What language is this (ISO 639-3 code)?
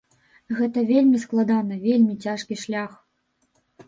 bel